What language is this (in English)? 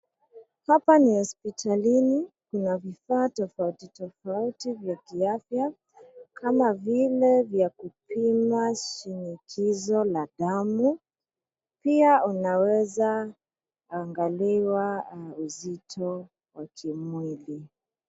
Swahili